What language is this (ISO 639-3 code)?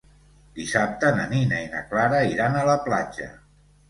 cat